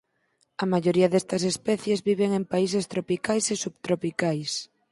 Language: Galician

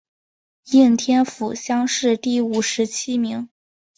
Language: Chinese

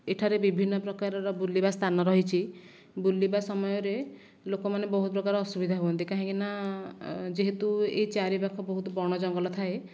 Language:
Odia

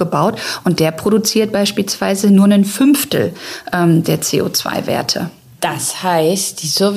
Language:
German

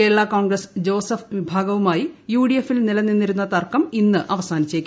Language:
Malayalam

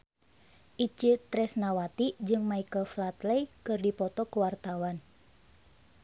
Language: Sundanese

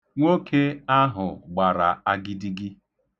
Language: Igbo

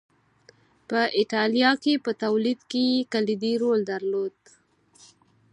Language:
Pashto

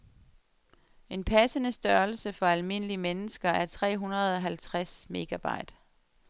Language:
Danish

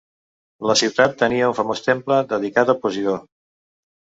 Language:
Catalan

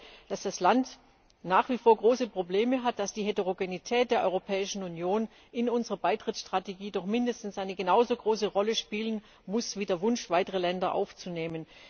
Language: German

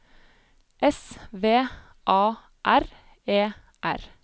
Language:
Norwegian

